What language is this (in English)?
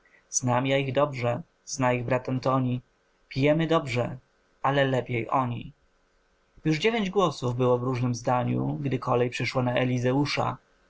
Polish